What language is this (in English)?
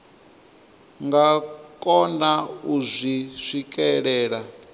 Venda